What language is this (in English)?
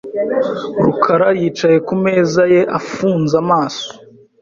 Kinyarwanda